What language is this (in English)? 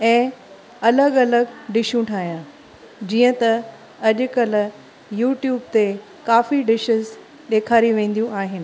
Sindhi